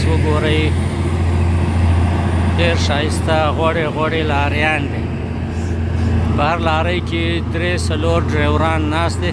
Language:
Arabic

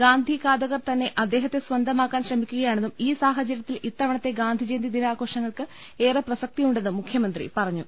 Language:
Malayalam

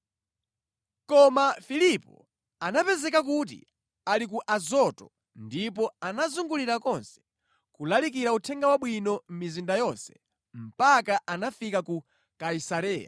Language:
Nyanja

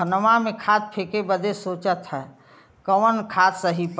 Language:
Bhojpuri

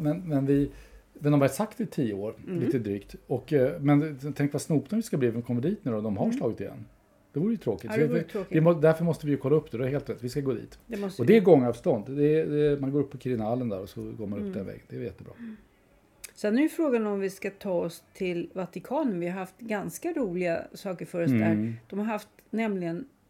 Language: Swedish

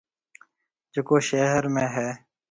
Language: Marwari (Pakistan)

